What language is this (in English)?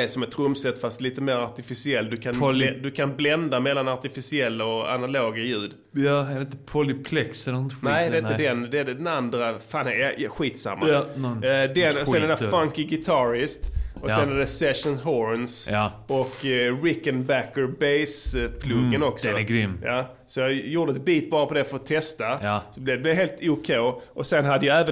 Swedish